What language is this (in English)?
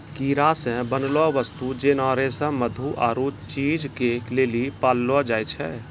Maithili